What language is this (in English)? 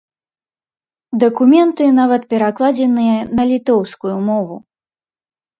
Belarusian